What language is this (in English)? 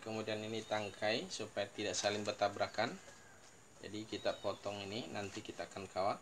Indonesian